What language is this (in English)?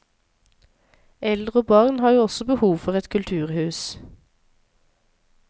Norwegian